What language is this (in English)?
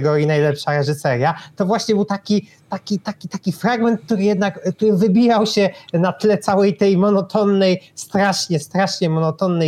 Polish